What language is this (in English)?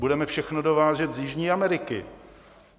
Czech